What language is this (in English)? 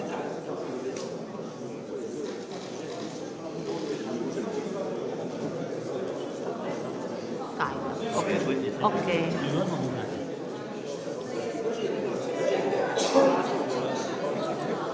Croatian